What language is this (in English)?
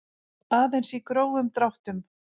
Icelandic